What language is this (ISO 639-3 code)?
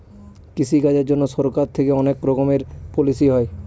ben